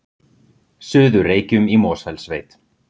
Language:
Icelandic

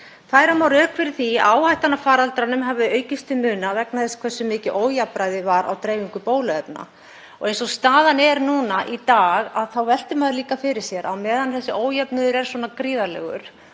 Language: Icelandic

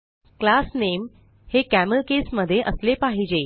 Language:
Marathi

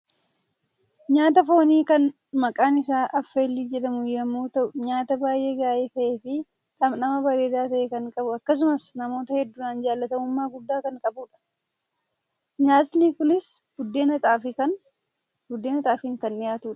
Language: Oromo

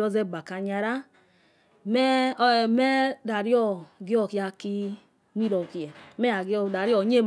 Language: Yekhee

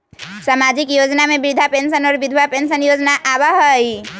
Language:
Magahi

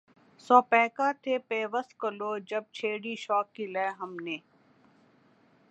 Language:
Urdu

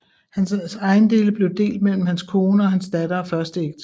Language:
Danish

